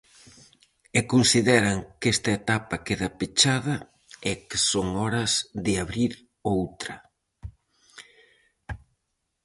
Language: Galician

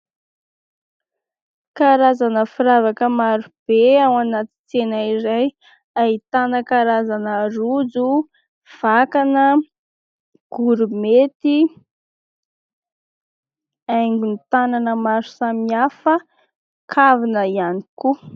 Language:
Malagasy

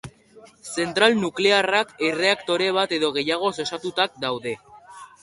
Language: Basque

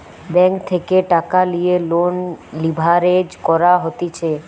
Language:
Bangla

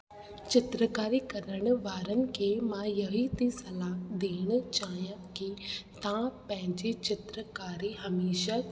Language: Sindhi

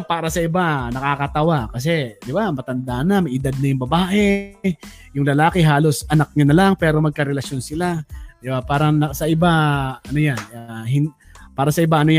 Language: Filipino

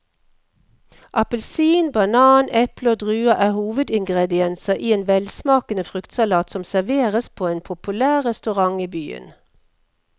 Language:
Norwegian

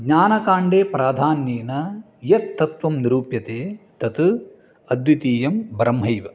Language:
Sanskrit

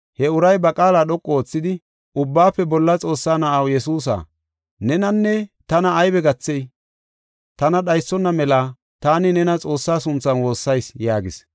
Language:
Gofa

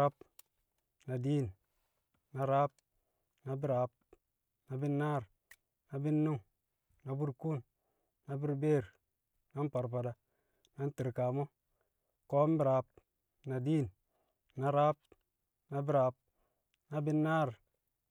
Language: Kamo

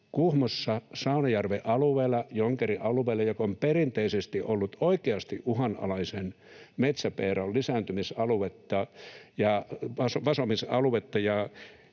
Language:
Finnish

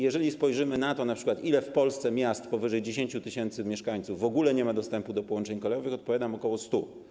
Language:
Polish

